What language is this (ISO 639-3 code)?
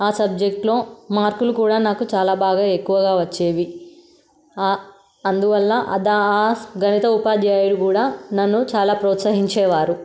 tel